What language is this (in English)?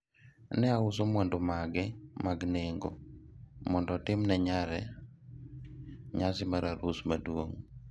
Luo (Kenya and Tanzania)